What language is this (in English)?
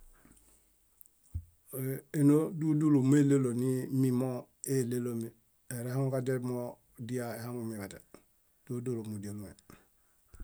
Bayot